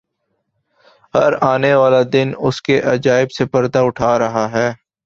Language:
Urdu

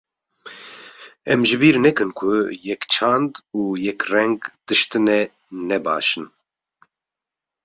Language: Kurdish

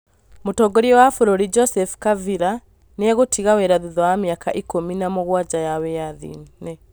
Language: Kikuyu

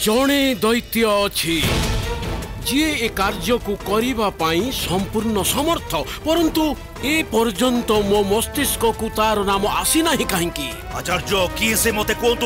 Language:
Hindi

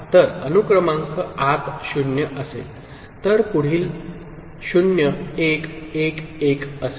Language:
Marathi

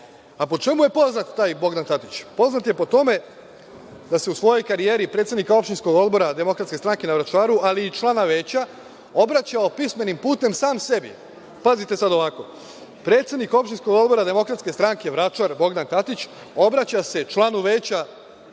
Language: Serbian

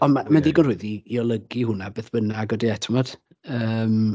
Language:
Welsh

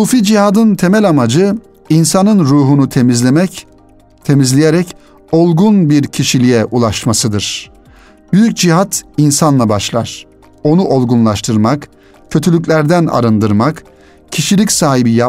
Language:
Turkish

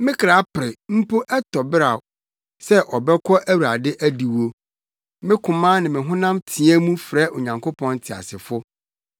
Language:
Akan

